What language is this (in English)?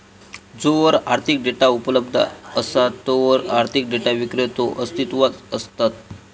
Marathi